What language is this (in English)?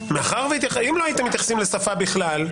Hebrew